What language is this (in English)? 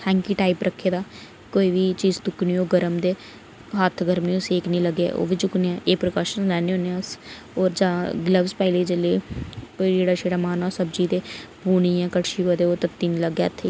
Dogri